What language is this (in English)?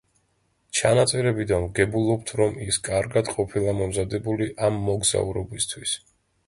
Georgian